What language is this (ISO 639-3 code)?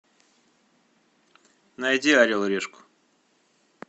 rus